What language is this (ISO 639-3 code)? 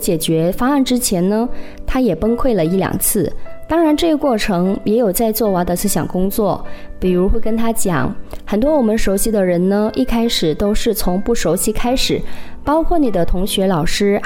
zho